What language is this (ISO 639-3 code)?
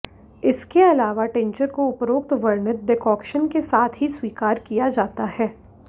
hin